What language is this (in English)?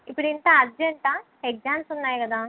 Telugu